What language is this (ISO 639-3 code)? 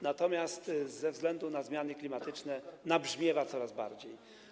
pol